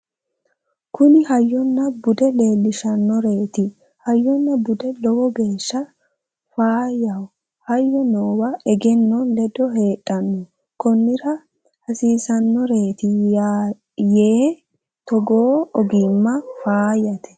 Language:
Sidamo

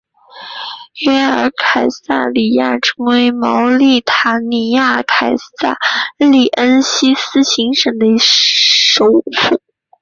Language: Chinese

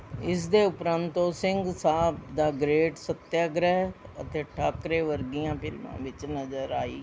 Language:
Punjabi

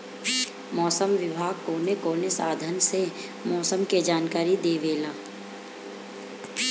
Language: Bhojpuri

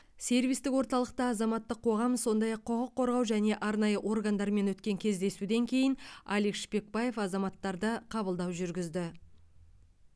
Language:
Kazakh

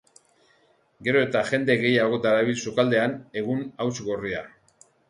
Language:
Basque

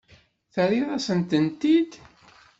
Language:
Kabyle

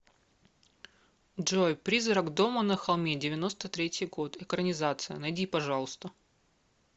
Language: Russian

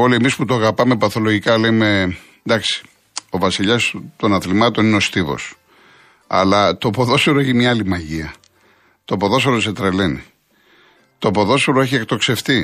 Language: Greek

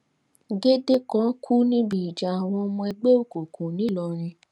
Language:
Yoruba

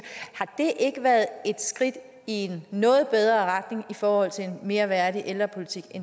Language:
Danish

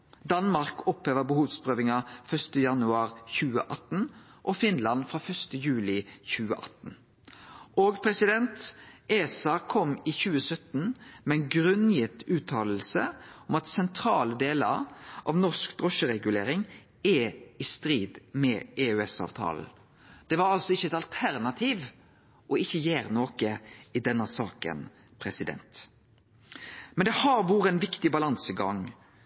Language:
Norwegian Nynorsk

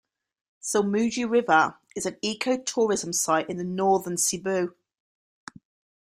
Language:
English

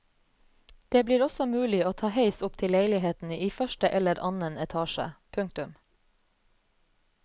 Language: Norwegian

